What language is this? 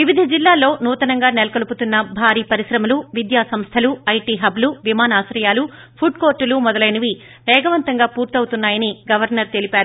Telugu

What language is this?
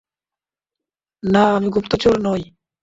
Bangla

